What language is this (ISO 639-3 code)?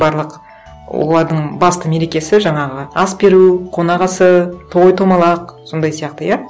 kaz